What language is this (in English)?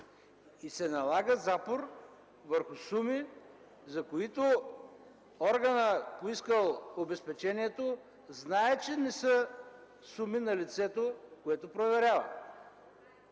Bulgarian